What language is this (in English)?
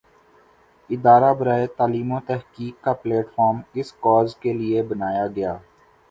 Urdu